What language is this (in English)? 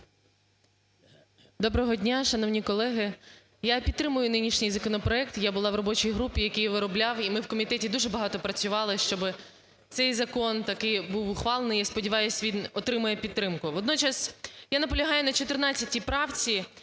Ukrainian